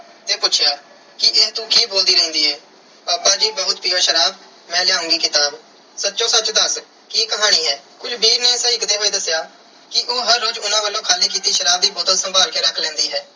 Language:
Punjabi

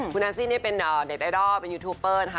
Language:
Thai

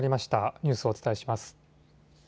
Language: Japanese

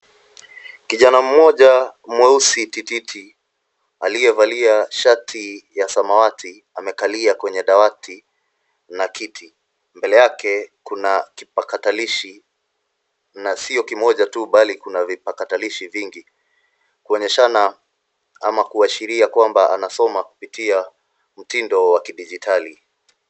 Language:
Swahili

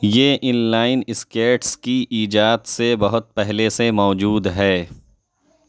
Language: Urdu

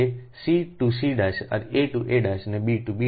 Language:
Gujarati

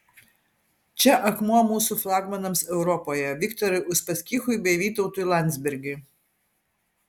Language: Lithuanian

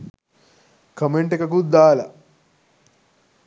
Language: Sinhala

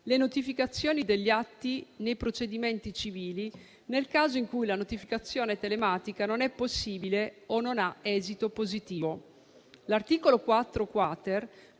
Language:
Italian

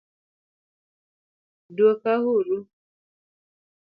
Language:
Luo (Kenya and Tanzania)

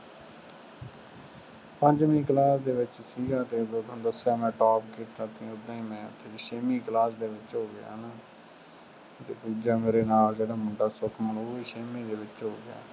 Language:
Punjabi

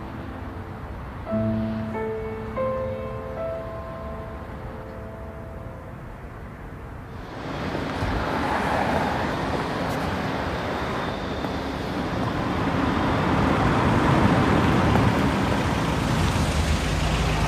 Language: Russian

